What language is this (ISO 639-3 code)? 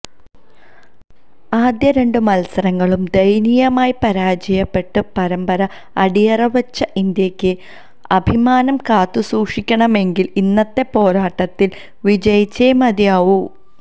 mal